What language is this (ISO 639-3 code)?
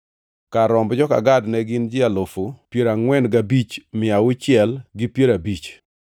luo